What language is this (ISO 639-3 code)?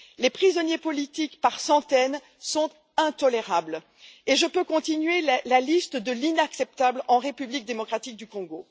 fra